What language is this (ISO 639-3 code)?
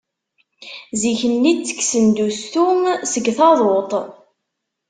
kab